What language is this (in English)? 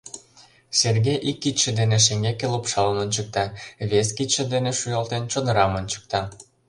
Mari